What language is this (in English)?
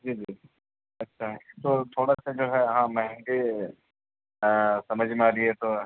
Urdu